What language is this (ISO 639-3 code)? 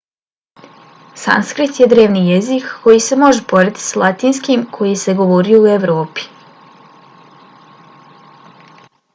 bos